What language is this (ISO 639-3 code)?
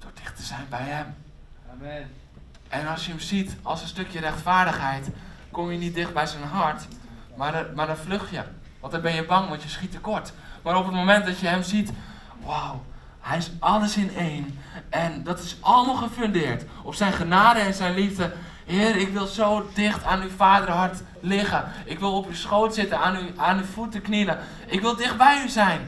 nld